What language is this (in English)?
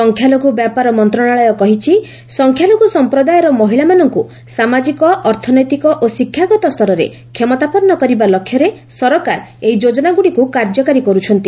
Odia